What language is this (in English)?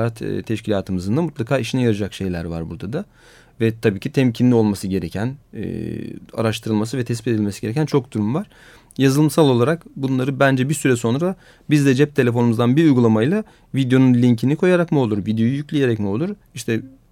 Turkish